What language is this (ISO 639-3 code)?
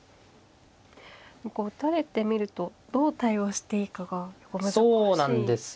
jpn